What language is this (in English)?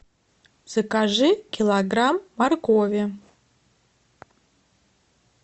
Russian